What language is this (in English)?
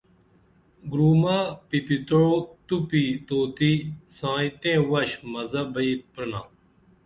Dameli